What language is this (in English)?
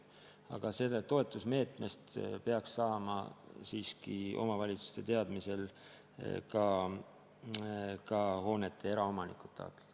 Estonian